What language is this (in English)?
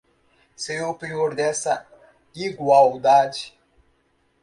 Portuguese